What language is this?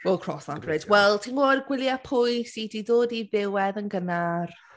Welsh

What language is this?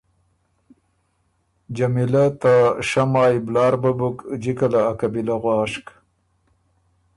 Ormuri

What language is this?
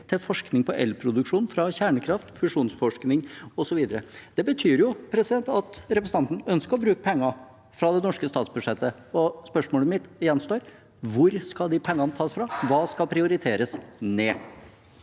Norwegian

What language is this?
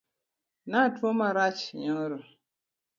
Luo (Kenya and Tanzania)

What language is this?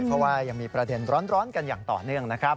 Thai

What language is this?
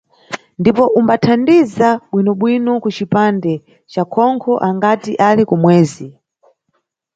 Nyungwe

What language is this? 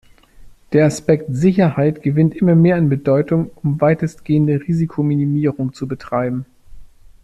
German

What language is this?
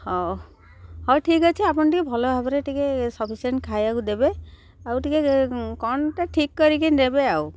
Odia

